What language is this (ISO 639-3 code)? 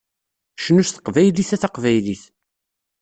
kab